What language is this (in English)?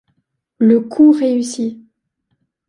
French